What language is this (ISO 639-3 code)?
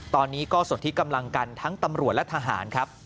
tha